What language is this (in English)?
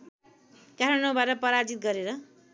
Nepali